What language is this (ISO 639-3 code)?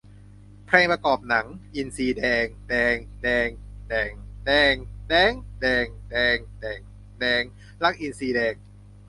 tha